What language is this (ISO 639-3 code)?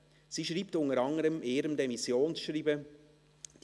gsw